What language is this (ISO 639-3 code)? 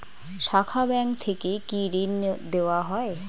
ben